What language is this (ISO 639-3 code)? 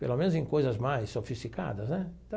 por